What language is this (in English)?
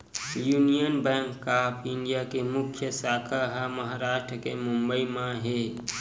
Chhattisgarhi